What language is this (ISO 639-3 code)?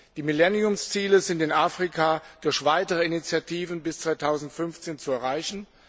deu